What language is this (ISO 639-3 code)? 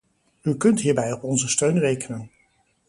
nld